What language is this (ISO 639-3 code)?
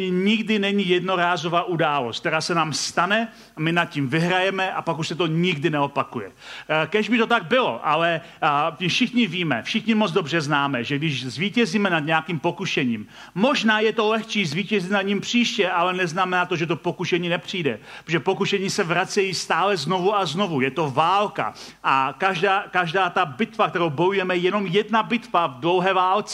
ces